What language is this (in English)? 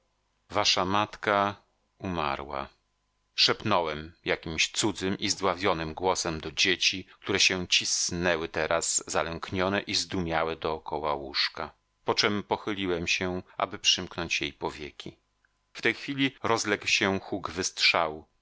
Polish